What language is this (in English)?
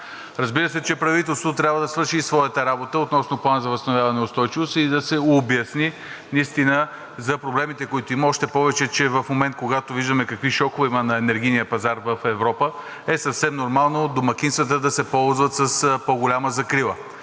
Bulgarian